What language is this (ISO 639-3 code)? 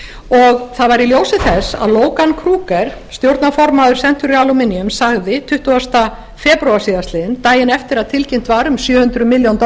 isl